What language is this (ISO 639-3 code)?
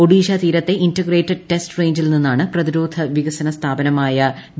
mal